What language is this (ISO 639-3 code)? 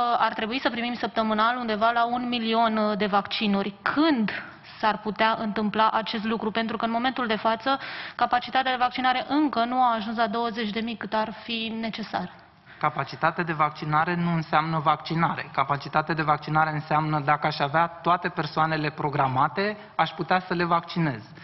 ron